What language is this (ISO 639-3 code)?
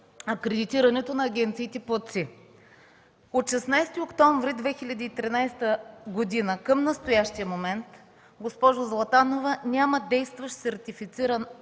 bul